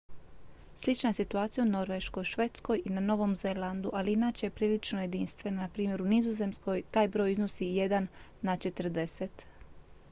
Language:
Croatian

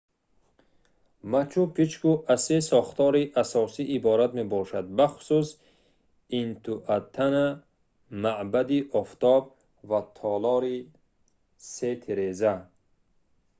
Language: Tajik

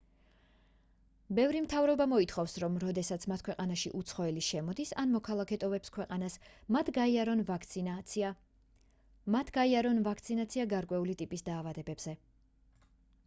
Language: Georgian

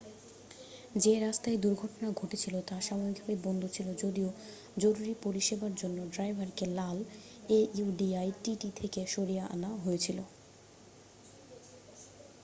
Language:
Bangla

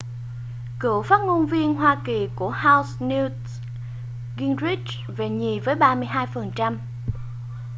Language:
Vietnamese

